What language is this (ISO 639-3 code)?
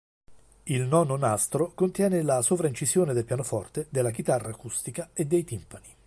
ita